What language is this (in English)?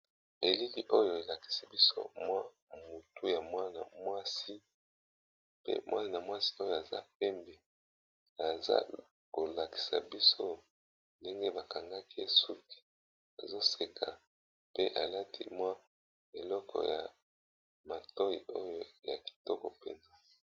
Lingala